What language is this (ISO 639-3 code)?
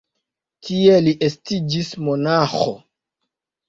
epo